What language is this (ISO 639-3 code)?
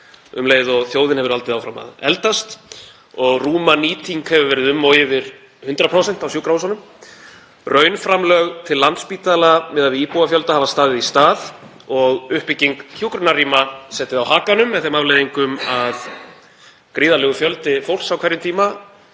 isl